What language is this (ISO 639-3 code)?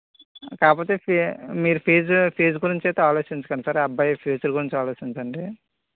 tel